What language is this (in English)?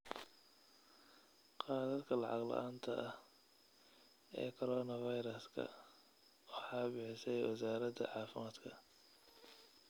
Somali